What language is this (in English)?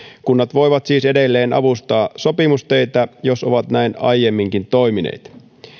Finnish